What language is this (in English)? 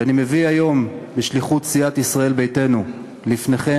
Hebrew